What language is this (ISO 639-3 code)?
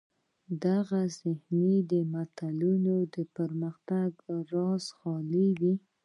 pus